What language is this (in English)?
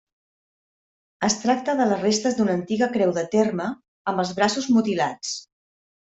Catalan